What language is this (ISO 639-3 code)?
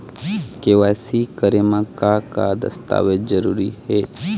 hne